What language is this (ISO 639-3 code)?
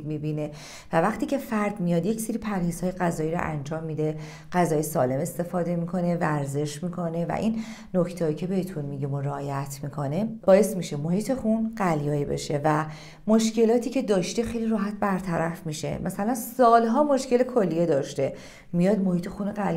fas